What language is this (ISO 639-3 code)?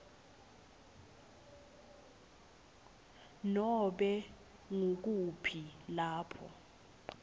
ssw